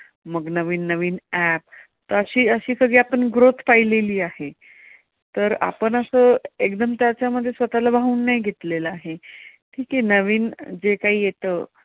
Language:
Marathi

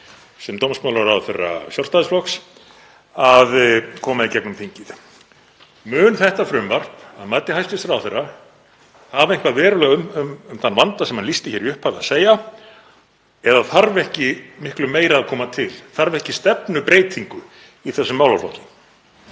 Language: Icelandic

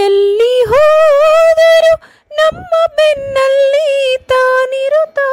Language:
Kannada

